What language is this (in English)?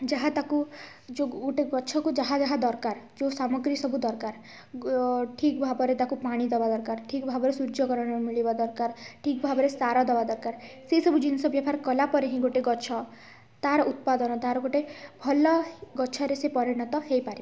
Odia